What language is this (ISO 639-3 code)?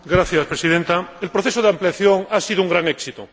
spa